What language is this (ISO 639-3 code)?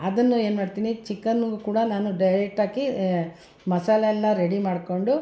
kan